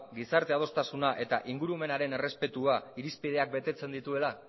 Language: Basque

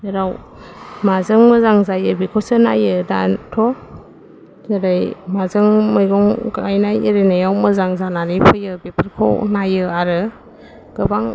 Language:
Bodo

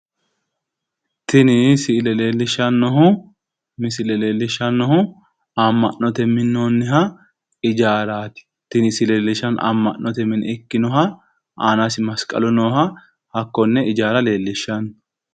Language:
Sidamo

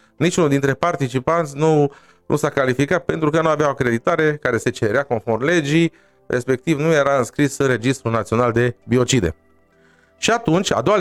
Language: Romanian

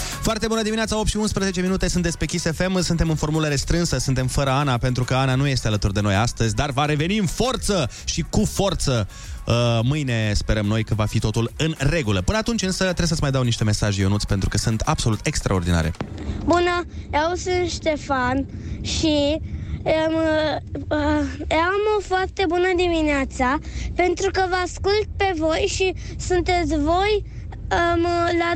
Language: Romanian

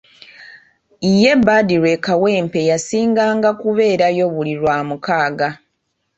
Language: Ganda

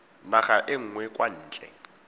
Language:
Tswana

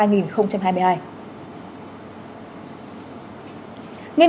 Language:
Vietnamese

